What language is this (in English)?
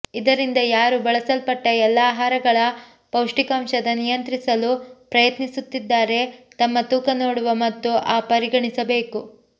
Kannada